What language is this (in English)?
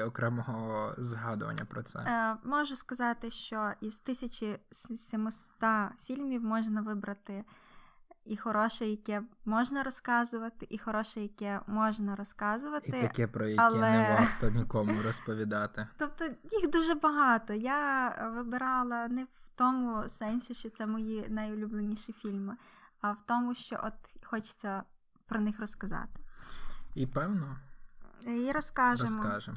Ukrainian